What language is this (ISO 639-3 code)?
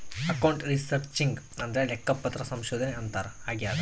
kan